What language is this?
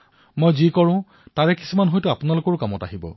Assamese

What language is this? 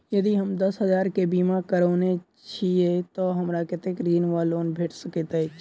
Maithili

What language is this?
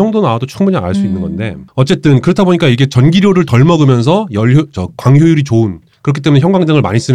Korean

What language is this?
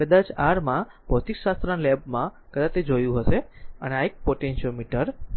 Gujarati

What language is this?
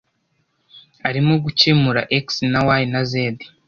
Kinyarwanda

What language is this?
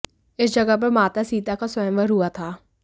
Hindi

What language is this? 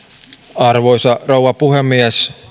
Finnish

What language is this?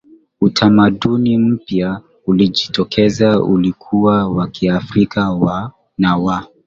Swahili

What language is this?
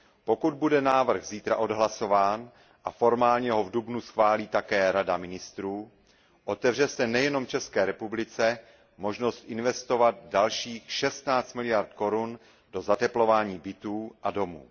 Czech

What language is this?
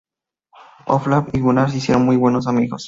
Spanish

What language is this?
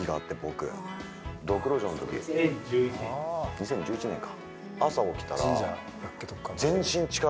Japanese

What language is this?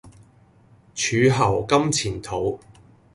Cantonese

